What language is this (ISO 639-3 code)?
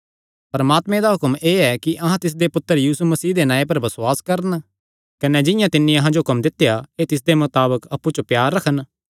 xnr